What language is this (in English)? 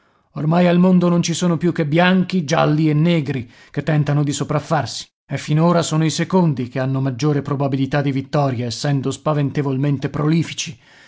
Italian